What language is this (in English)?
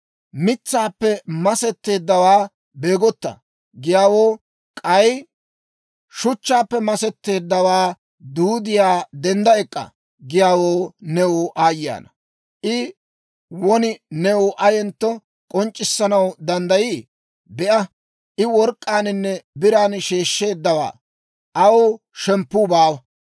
Dawro